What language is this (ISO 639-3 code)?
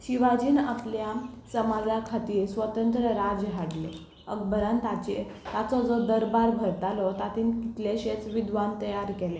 kok